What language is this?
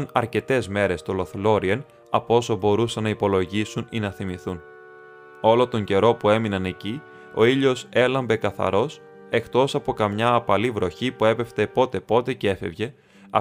Greek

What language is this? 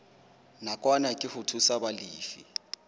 Southern Sotho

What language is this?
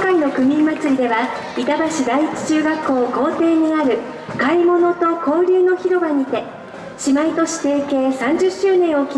Japanese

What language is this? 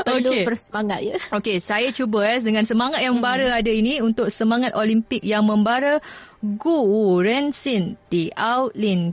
Malay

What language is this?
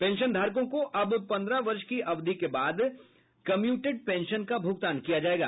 Hindi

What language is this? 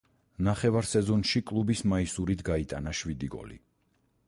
Georgian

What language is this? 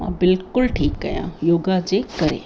Sindhi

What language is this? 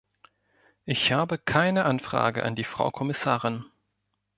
German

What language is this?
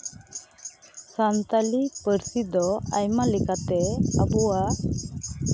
Santali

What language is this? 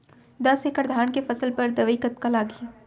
Chhattisgarhi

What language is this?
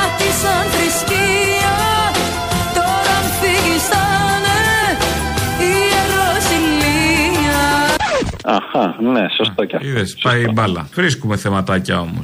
Greek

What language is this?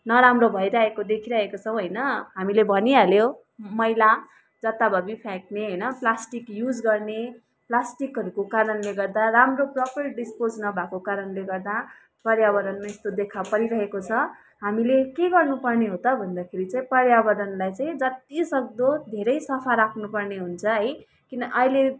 Nepali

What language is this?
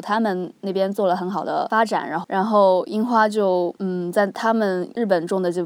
Chinese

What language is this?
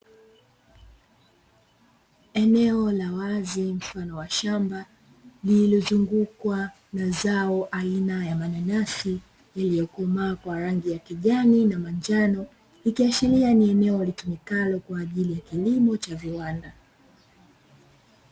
Swahili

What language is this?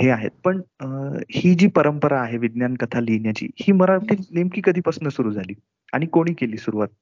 Marathi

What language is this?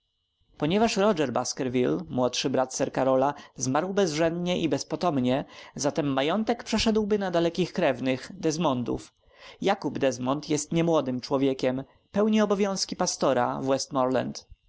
Polish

